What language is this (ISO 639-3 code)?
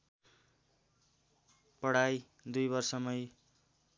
nep